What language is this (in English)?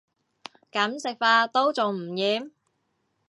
Cantonese